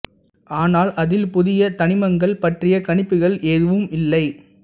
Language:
Tamil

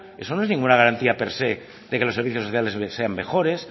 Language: Spanish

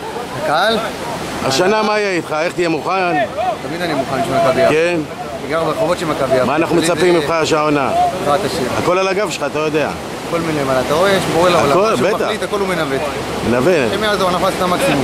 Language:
Hebrew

